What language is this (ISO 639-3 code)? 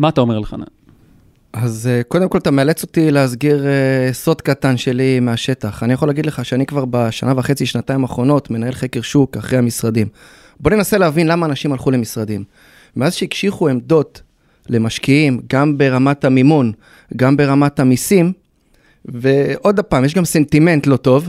heb